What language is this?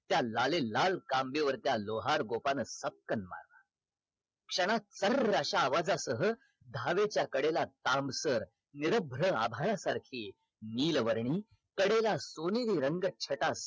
Marathi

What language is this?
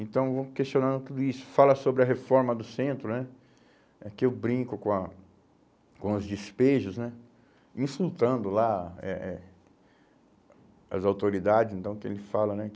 Portuguese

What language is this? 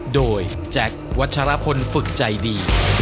Thai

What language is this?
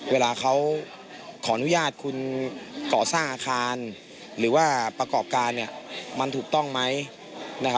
Thai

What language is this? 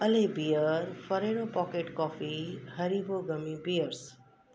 Sindhi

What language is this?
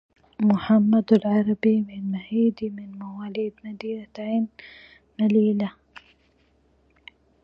Arabic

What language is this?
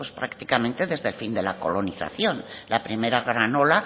Spanish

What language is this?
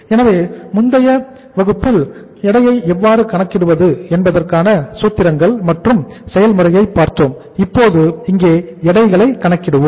Tamil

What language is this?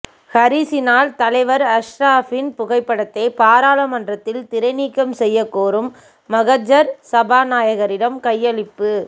Tamil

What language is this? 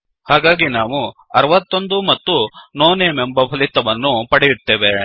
Kannada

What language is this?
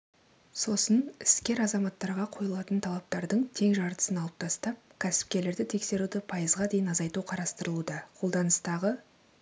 Kazakh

